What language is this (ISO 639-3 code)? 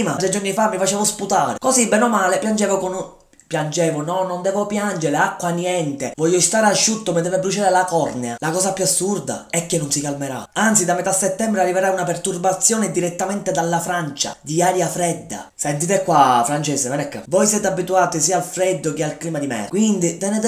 ita